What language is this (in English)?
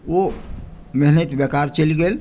Maithili